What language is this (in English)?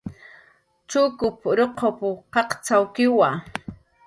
Jaqaru